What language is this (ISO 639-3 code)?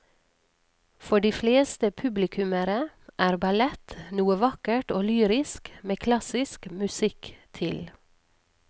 nor